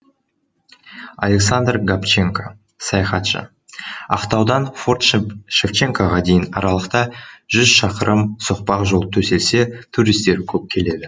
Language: Kazakh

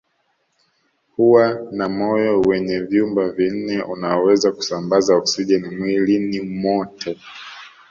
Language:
Swahili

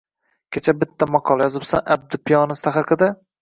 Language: Uzbek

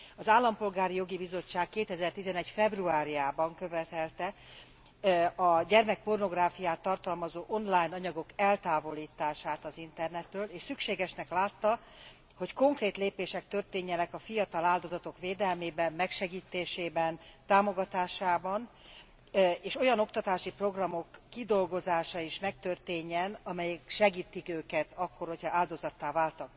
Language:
Hungarian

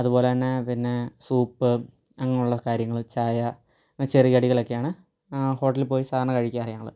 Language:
Malayalam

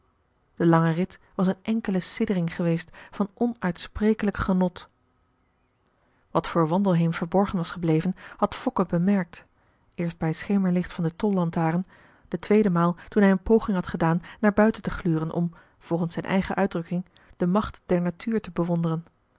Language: Dutch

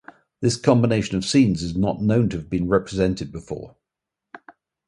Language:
English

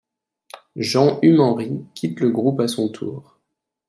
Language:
French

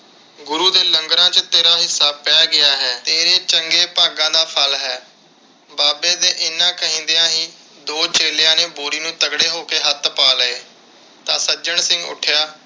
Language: Punjabi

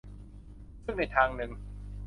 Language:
Thai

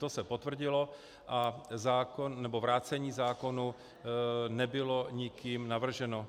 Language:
Czech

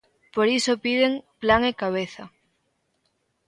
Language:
Galician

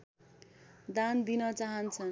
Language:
Nepali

